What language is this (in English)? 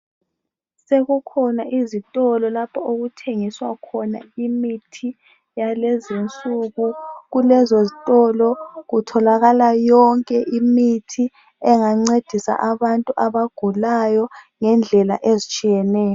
North Ndebele